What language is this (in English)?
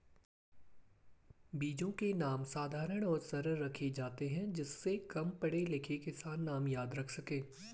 Hindi